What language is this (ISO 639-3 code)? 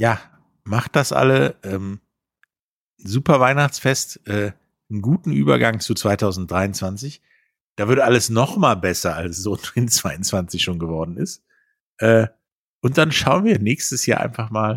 deu